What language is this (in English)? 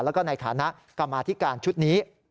Thai